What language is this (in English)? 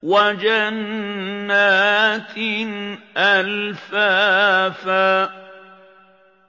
Arabic